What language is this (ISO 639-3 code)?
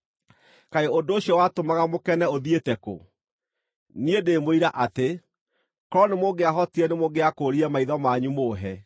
kik